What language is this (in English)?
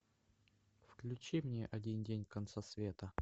Russian